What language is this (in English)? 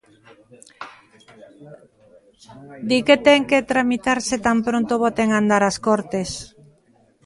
Galician